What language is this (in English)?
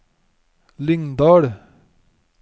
Norwegian